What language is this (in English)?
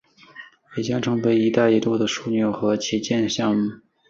Chinese